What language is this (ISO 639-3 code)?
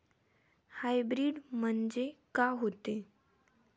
mar